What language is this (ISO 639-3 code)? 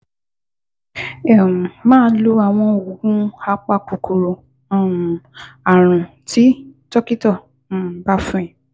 yor